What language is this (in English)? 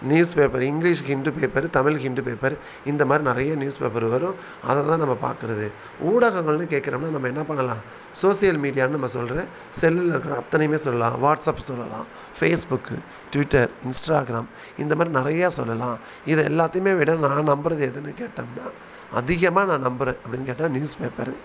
Tamil